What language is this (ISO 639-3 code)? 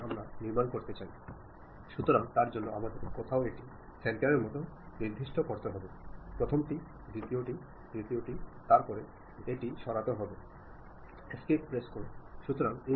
mal